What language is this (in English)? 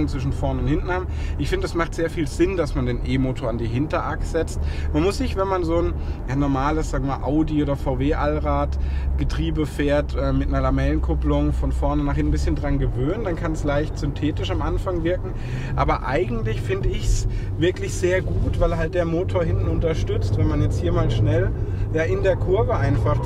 German